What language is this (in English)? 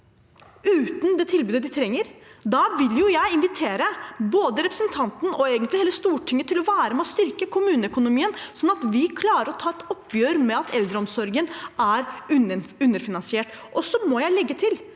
Norwegian